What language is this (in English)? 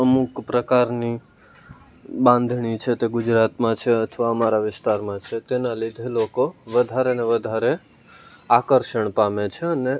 Gujarati